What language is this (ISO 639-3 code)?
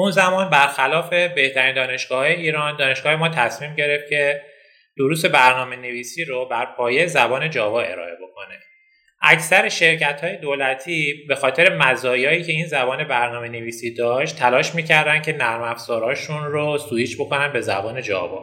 fas